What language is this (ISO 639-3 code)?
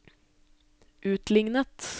nor